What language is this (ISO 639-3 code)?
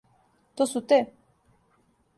srp